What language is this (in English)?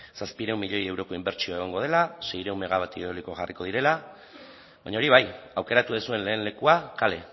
Basque